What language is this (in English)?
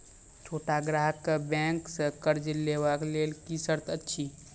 Maithili